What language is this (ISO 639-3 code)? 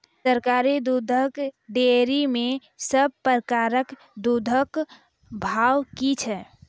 mai